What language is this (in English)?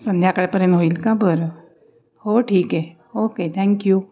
Marathi